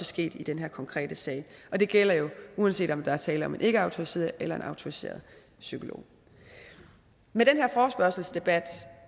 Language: Danish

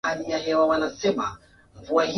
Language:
Swahili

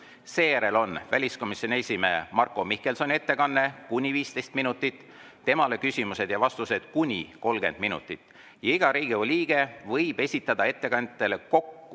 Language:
Estonian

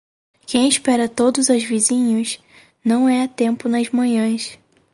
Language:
Portuguese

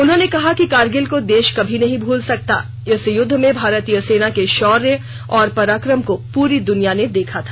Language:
Hindi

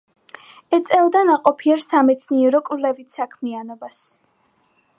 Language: Georgian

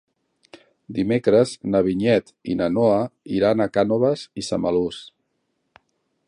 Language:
Catalan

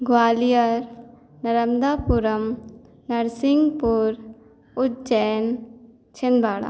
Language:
Hindi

